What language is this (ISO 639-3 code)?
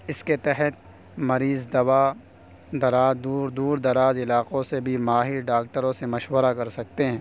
urd